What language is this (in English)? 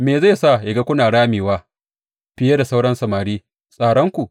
Hausa